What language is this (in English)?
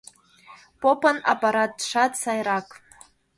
Mari